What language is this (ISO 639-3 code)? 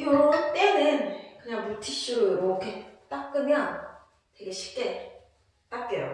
kor